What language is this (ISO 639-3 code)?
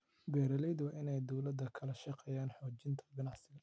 som